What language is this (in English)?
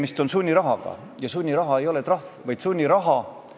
Estonian